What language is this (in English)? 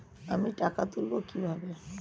Bangla